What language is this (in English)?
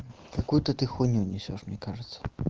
Russian